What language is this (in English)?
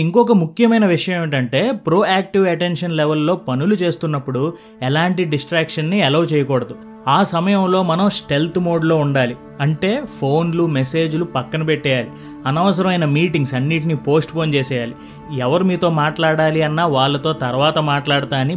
Telugu